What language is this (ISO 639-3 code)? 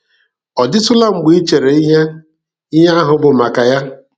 ibo